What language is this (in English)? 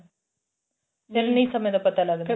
Punjabi